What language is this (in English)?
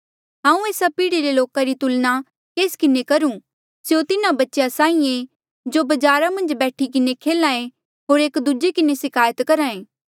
Mandeali